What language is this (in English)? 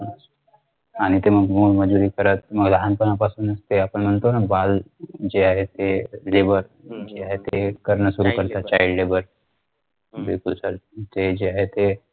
Marathi